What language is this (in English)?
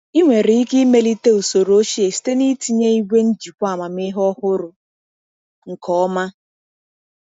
Igbo